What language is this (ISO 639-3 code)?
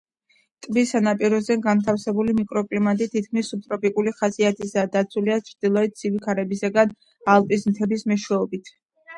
kat